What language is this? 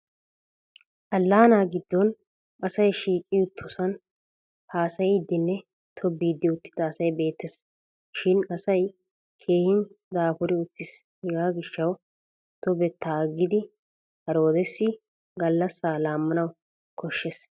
Wolaytta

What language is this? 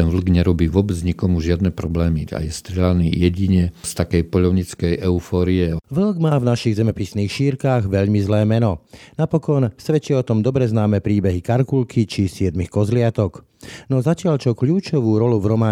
Slovak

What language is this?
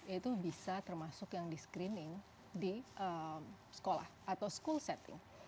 Indonesian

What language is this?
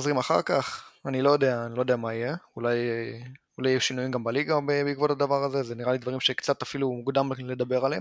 Hebrew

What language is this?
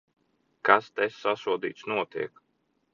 Latvian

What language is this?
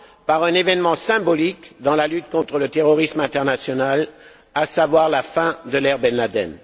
French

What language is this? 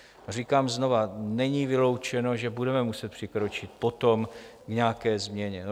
Czech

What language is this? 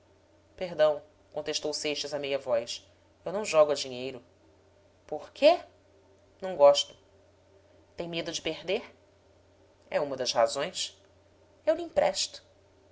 Portuguese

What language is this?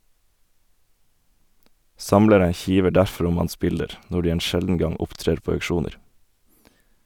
Norwegian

